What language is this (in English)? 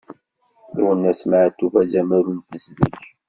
Kabyle